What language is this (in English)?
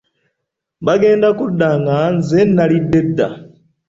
Ganda